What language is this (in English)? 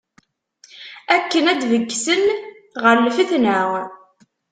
Kabyle